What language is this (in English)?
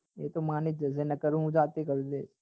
Gujarati